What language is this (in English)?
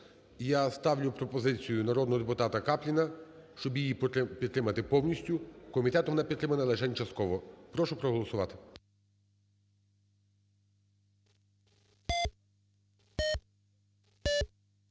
Ukrainian